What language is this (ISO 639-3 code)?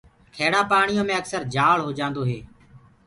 ggg